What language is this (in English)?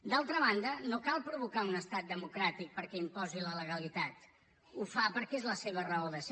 Catalan